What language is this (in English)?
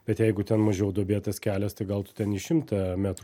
Lithuanian